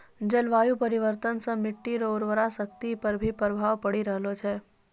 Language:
Maithili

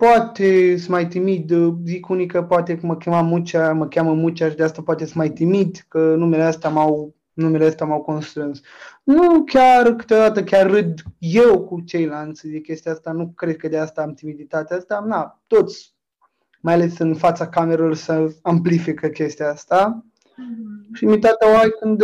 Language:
Romanian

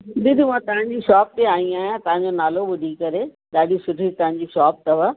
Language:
Sindhi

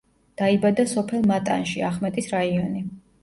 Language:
Georgian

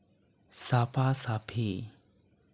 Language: Santali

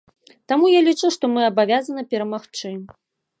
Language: Belarusian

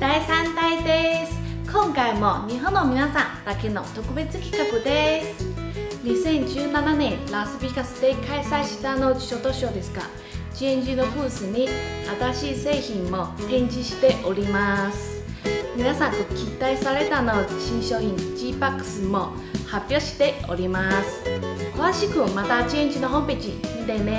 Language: Japanese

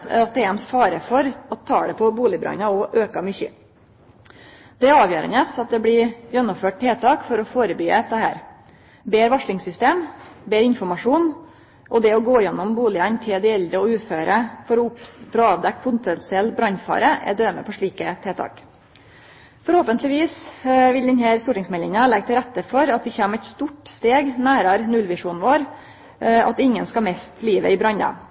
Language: Norwegian Nynorsk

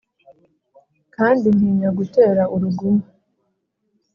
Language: Kinyarwanda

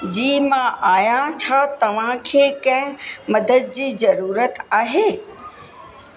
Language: Sindhi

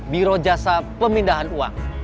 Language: Indonesian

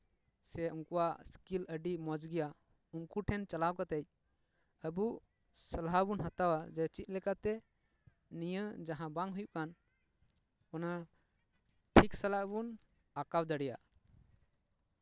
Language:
Santali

